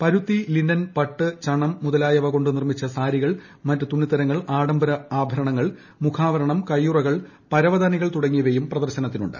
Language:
Malayalam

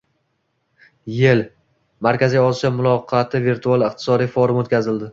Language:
Uzbek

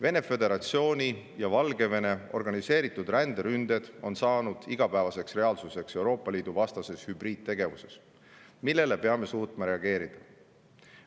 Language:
Estonian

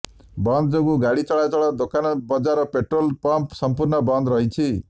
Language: Odia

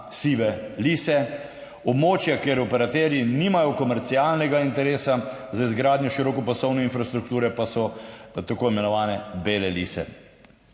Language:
Slovenian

